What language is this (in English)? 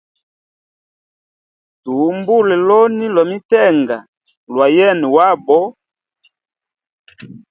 Hemba